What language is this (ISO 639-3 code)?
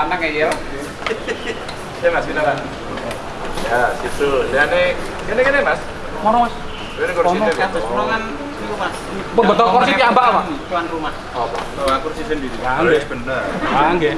ind